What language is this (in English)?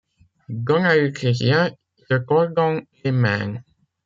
French